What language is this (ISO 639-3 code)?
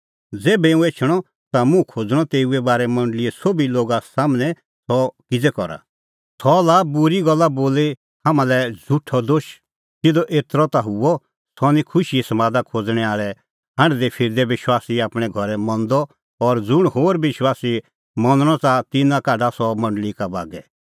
kfx